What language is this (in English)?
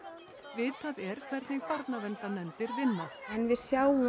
Icelandic